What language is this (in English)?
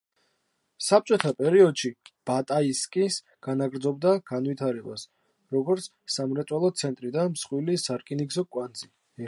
Georgian